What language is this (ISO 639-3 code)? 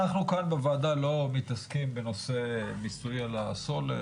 heb